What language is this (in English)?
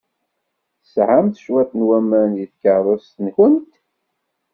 Kabyle